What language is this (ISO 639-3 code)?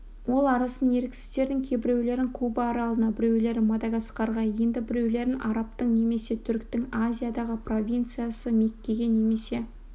kaz